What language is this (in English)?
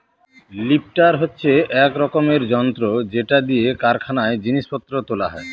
Bangla